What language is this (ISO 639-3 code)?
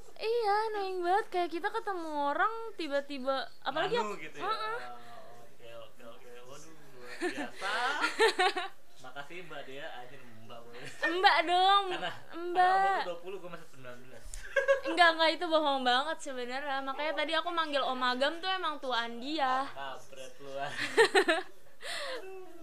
ind